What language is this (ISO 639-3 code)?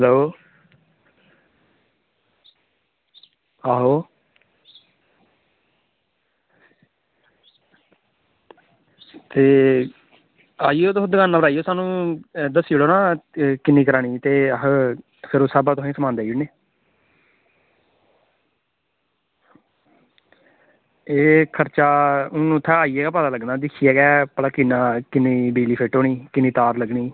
doi